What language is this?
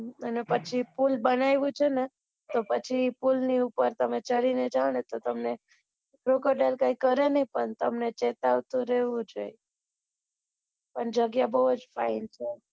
Gujarati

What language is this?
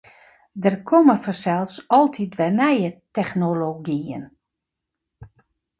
Western Frisian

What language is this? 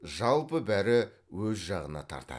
Kazakh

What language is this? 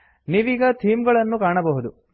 Kannada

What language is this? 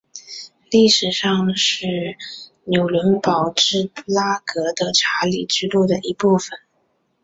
Chinese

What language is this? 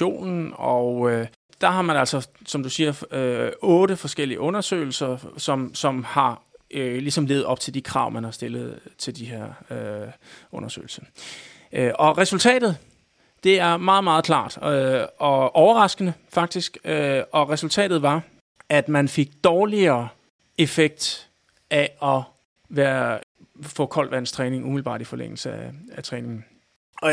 Danish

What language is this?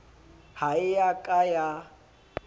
Southern Sotho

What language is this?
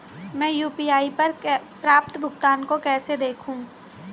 Hindi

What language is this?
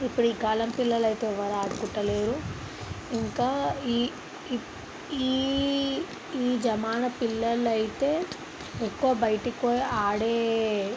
Telugu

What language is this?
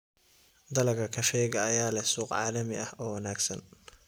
Somali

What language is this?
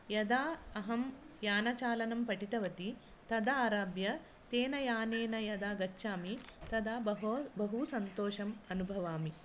Sanskrit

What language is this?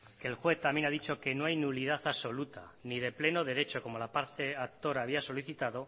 Spanish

